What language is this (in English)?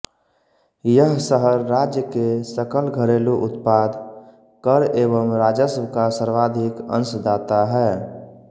Hindi